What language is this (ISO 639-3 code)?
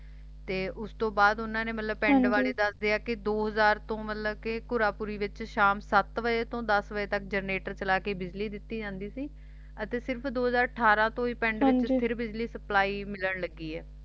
pan